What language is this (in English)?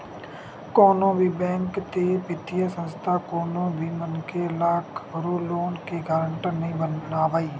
Chhattisgarhi